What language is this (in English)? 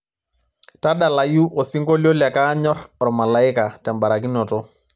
Masai